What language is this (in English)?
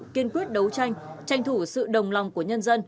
Vietnamese